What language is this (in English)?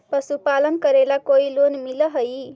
Magahi